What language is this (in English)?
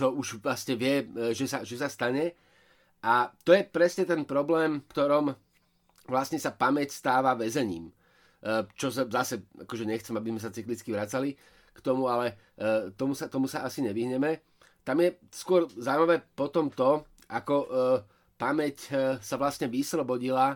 Slovak